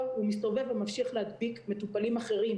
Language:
Hebrew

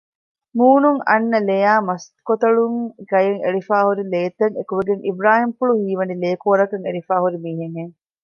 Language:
Divehi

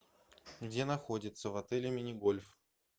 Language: Russian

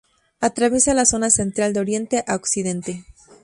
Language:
Spanish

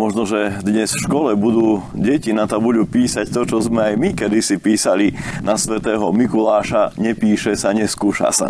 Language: Slovak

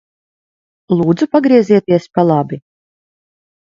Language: Latvian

